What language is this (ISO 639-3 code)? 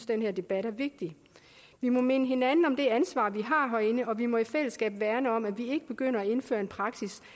dan